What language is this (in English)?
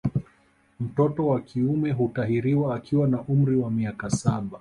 Swahili